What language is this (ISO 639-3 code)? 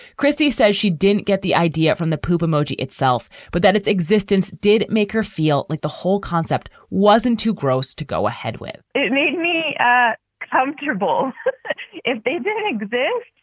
eng